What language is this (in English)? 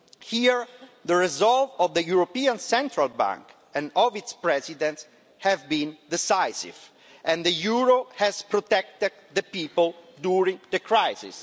English